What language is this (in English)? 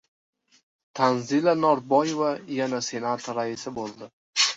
Uzbek